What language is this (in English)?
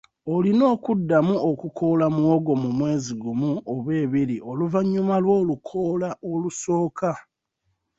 Ganda